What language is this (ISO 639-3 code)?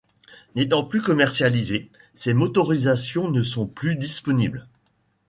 fra